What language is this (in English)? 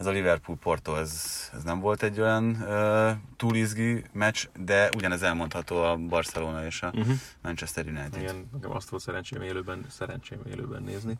Hungarian